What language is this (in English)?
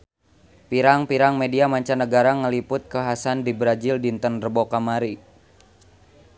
Sundanese